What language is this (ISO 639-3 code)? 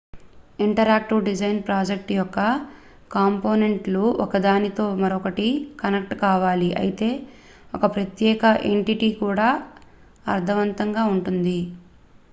tel